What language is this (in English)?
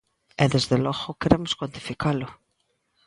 Galician